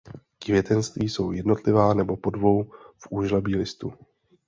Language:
Czech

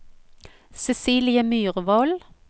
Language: Norwegian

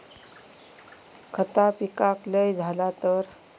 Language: Marathi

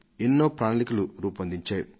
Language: Telugu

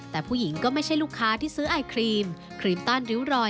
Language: Thai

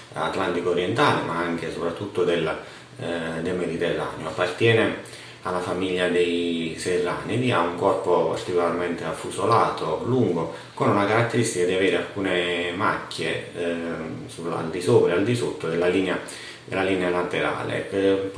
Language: Italian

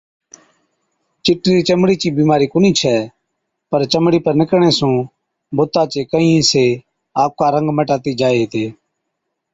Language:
Od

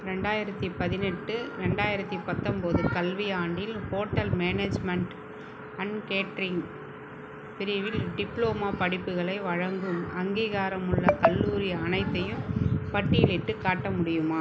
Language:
Tamil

